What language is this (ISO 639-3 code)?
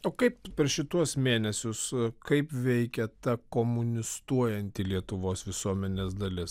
lit